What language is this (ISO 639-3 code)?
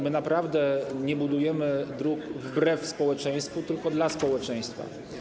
pol